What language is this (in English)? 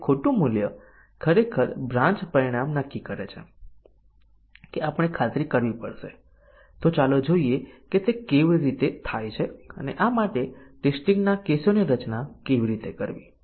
Gujarati